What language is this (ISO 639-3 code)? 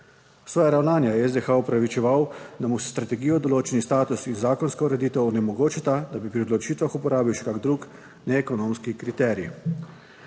slv